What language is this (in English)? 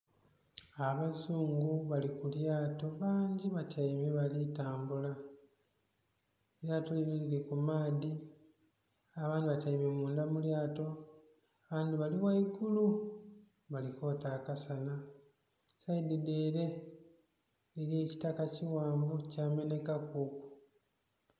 Soga